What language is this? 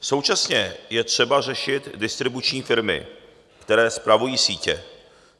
Czech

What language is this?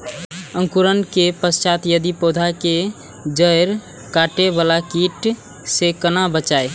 Maithili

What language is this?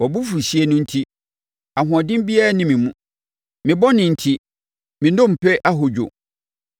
Akan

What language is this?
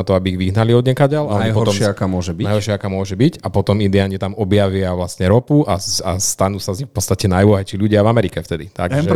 Slovak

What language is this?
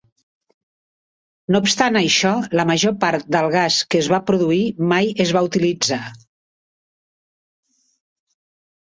Catalan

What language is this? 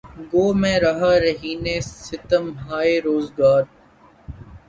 Urdu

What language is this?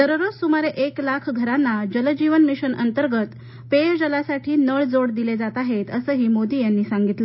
Marathi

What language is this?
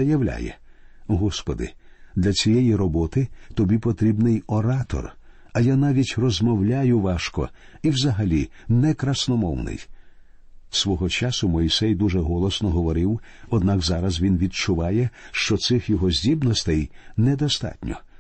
Ukrainian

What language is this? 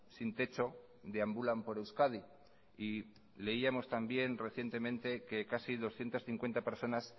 Spanish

